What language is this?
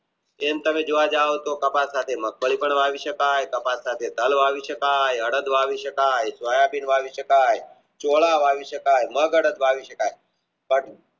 Gujarati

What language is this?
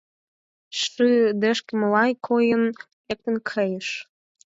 Mari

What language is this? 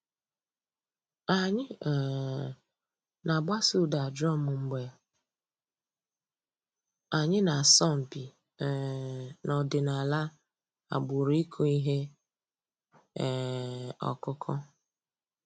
Igbo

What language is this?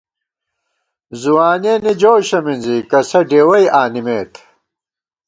Gawar-Bati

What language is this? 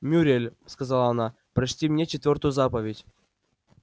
Russian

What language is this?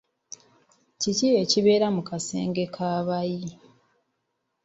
Ganda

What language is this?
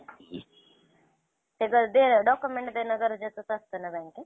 Marathi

